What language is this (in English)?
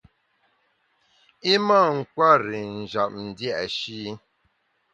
Bamun